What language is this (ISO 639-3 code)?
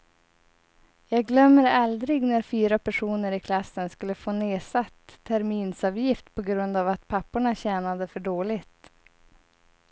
swe